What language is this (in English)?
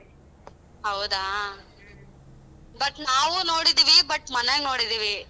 Kannada